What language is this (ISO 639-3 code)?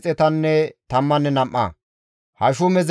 gmv